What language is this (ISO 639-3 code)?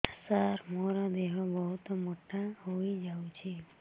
ori